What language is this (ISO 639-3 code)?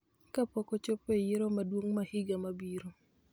luo